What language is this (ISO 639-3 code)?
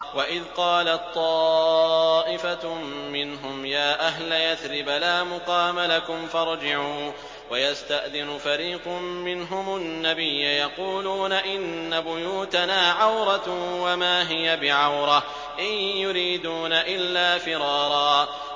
ara